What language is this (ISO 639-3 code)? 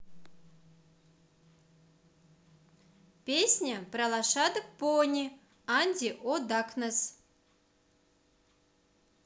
rus